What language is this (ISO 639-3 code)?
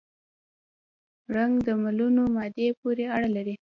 pus